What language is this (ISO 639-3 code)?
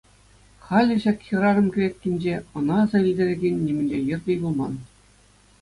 chv